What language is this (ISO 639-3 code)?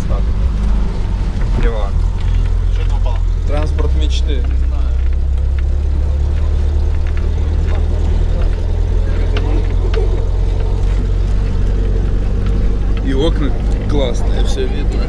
rus